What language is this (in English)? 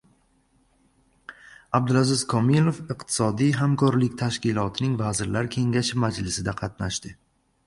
Uzbek